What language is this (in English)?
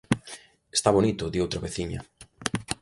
Galician